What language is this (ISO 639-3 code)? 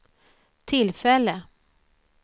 swe